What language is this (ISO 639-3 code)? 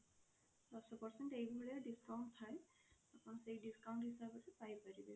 ori